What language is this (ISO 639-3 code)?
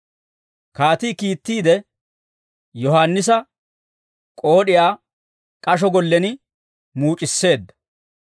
dwr